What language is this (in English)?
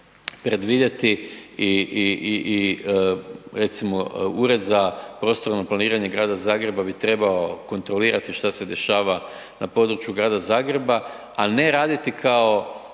Croatian